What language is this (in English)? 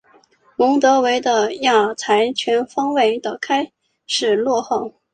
Chinese